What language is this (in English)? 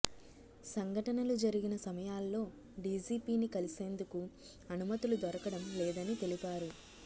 Telugu